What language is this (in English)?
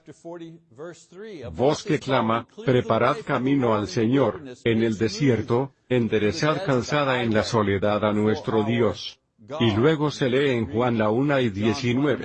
Spanish